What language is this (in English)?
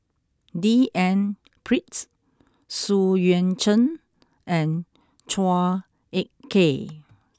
English